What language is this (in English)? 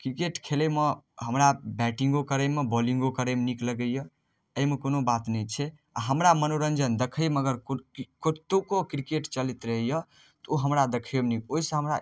Maithili